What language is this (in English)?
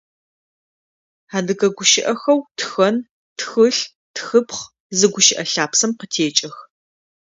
Adyghe